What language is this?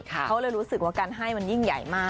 Thai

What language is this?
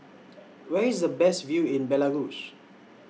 English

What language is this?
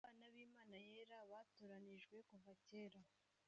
Kinyarwanda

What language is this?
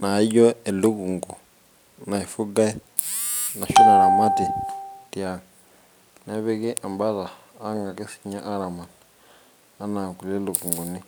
Masai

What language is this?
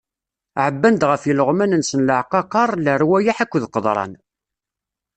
Kabyle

